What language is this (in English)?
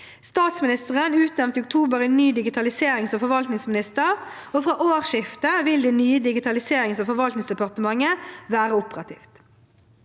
Norwegian